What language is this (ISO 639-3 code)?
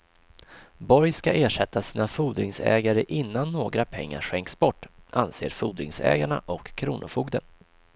swe